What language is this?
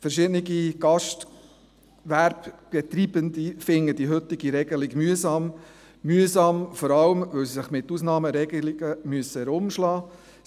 Swiss German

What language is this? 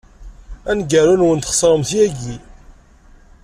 Kabyle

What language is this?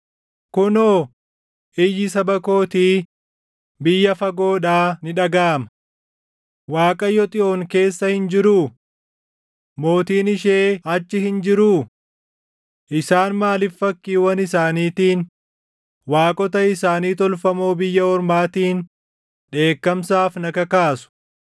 Oromo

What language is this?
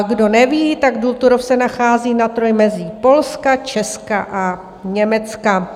Czech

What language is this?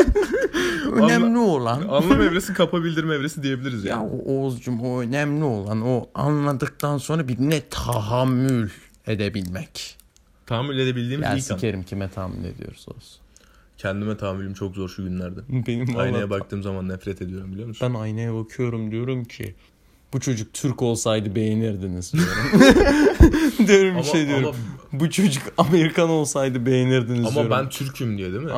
Turkish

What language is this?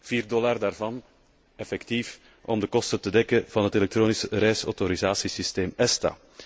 Dutch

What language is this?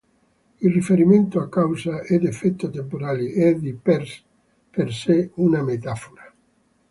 Italian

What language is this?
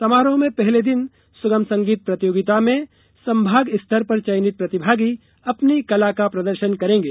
Hindi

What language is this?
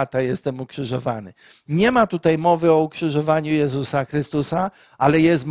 Polish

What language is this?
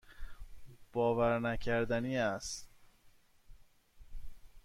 Persian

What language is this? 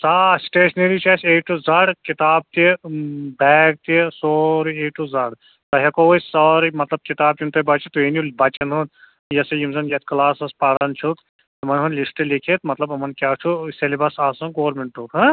Kashmiri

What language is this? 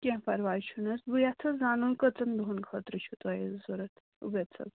Kashmiri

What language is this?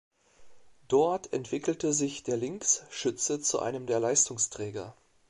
German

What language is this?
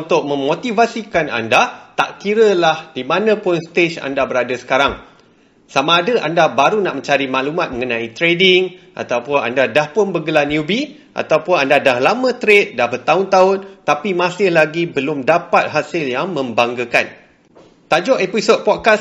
Malay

